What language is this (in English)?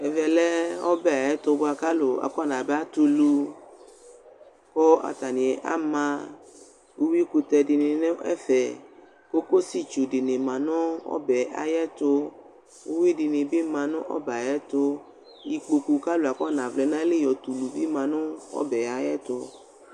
Ikposo